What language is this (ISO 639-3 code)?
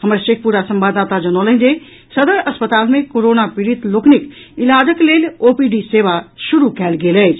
mai